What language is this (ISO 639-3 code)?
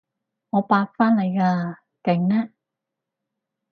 yue